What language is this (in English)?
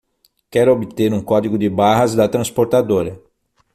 Portuguese